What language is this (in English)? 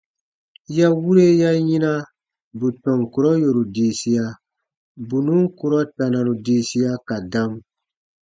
Baatonum